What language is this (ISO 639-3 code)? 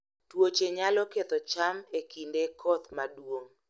luo